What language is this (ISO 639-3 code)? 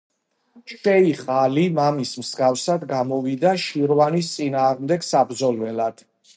kat